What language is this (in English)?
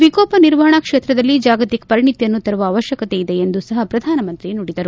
Kannada